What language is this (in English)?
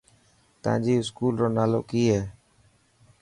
Dhatki